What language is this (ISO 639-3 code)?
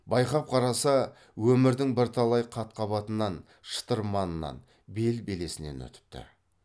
kaz